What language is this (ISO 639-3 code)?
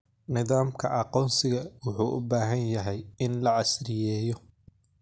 som